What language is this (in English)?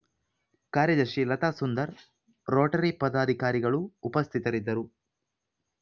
Kannada